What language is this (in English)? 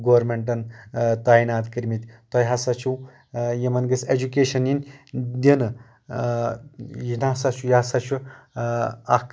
Kashmiri